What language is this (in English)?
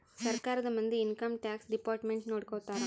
Kannada